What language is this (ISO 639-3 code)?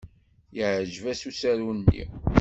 kab